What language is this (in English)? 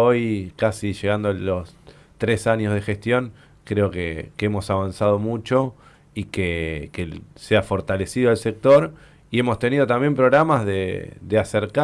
Spanish